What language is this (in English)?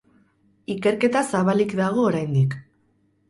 Basque